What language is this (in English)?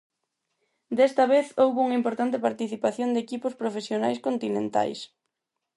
Galician